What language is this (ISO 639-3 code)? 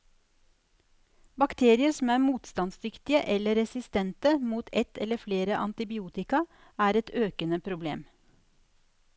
nor